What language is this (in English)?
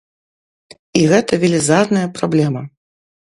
Belarusian